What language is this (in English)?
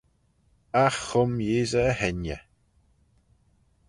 Manx